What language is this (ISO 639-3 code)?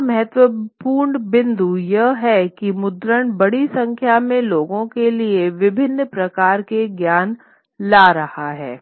hin